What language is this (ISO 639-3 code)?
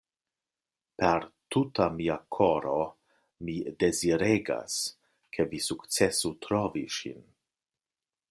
epo